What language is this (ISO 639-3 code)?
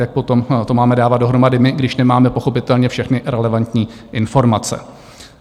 ces